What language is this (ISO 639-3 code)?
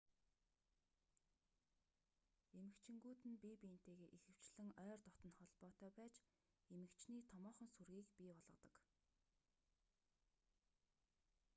mon